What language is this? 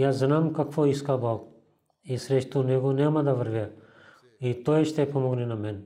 Bulgarian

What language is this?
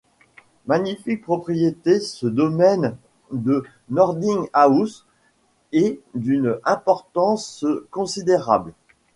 French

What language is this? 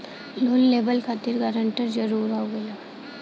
Bhojpuri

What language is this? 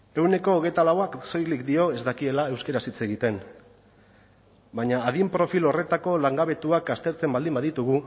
Basque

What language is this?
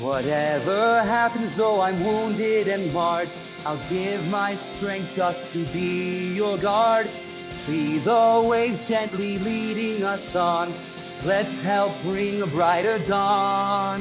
English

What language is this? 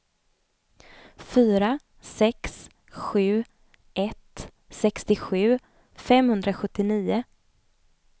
Swedish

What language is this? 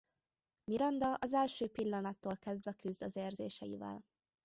Hungarian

